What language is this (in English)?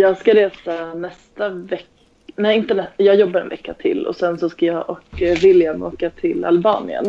Swedish